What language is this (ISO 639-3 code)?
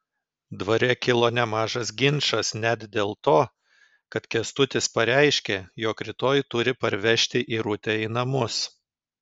lit